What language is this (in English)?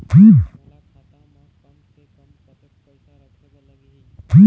Chhattisgarhi